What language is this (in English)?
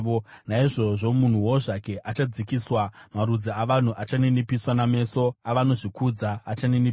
Shona